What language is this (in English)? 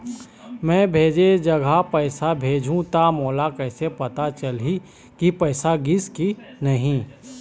Chhattisgarhi